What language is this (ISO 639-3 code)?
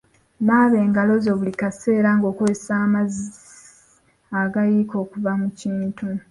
lug